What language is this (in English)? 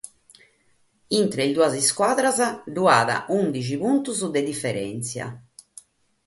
Sardinian